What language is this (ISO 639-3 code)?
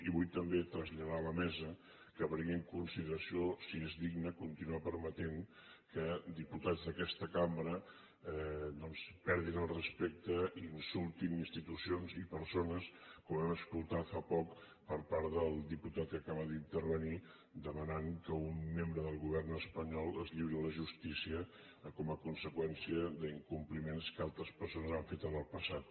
cat